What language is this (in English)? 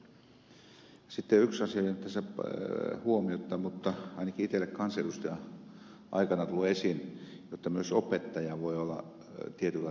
Finnish